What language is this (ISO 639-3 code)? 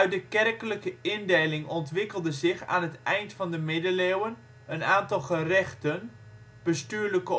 nld